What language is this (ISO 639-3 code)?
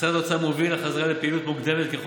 heb